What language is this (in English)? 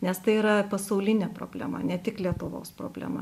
Lithuanian